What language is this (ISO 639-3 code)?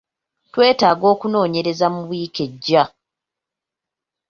lug